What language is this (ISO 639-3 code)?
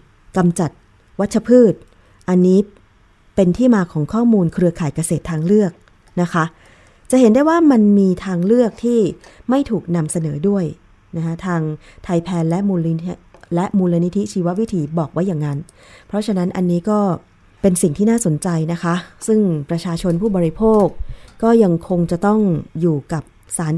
tha